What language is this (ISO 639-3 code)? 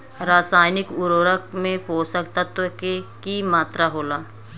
bho